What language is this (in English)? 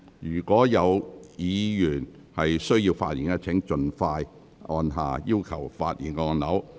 Cantonese